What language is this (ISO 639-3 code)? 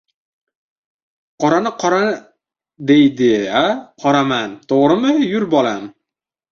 uzb